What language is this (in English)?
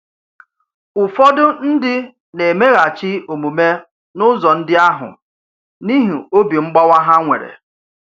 Igbo